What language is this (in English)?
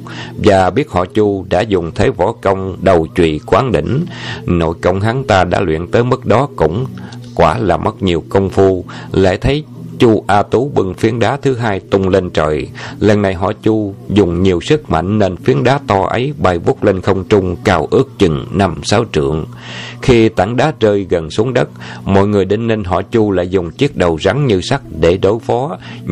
Vietnamese